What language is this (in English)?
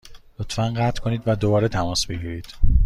Persian